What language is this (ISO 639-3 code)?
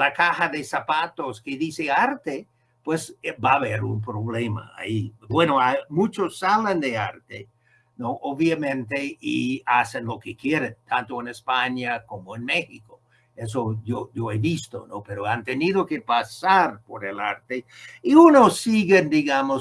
spa